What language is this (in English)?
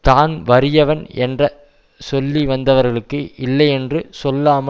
Tamil